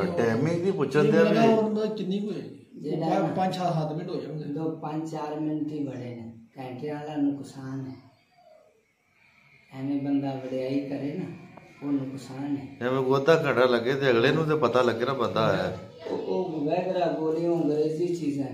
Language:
Turkish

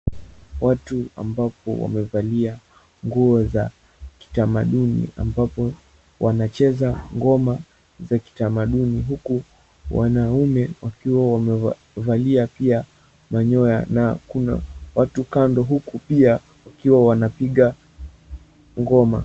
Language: Swahili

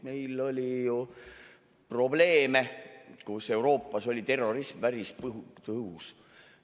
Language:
Estonian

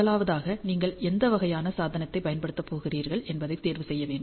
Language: Tamil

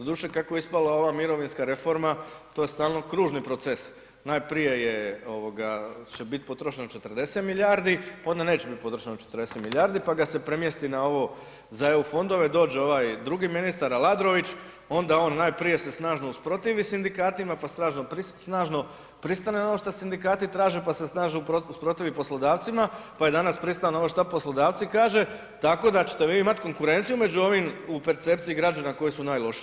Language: Croatian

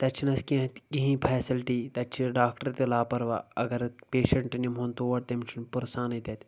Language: Kashmiri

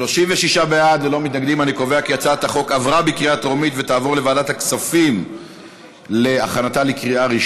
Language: Hebrew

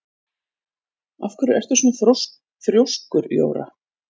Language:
Icelandic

